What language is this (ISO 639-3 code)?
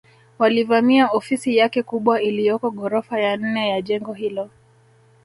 swa